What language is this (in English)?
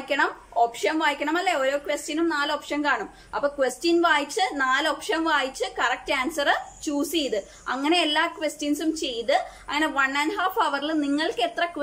Romanian